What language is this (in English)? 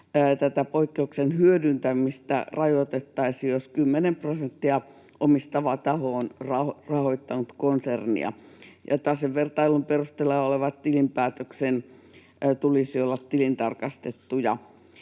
Finnish